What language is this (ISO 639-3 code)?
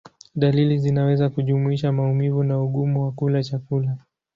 swa